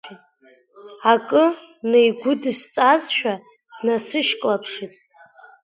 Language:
Abkhazian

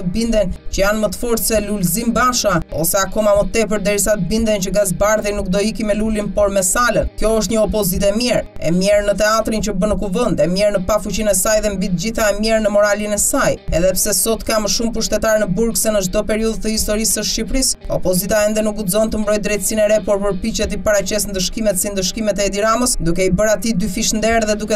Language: Romanian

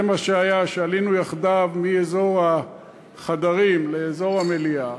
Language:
Hebrew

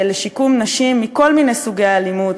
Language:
Hebrew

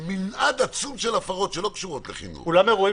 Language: Hebrew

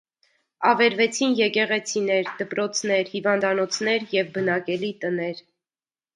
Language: Armenian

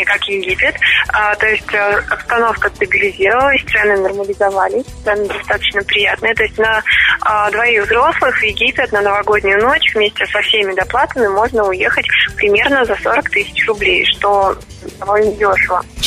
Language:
Russian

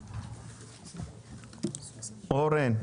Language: Hebrew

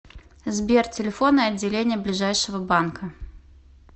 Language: Russian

